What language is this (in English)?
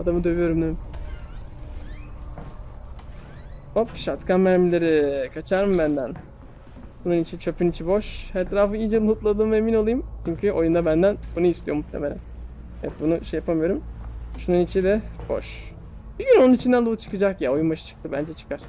Turkish